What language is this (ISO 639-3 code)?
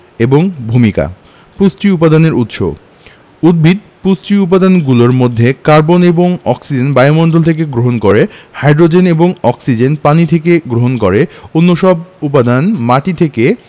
ben